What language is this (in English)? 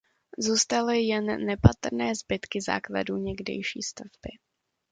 Czech